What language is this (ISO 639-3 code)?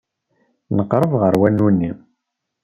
kab